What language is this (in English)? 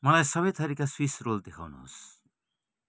Nepali